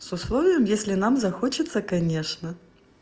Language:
Russian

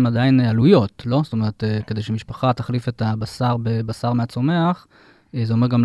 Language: Hebrew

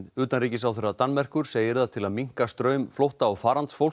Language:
Icelandic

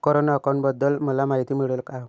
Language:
Marathi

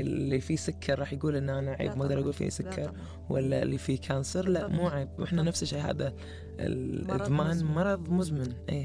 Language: Arabic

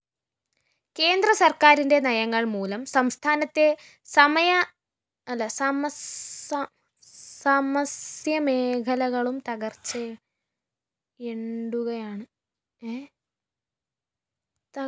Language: Malayalam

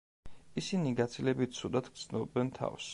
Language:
Georgian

